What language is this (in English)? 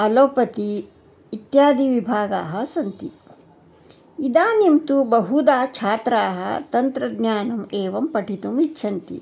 Sanskrit